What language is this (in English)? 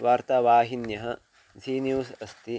Sanskrit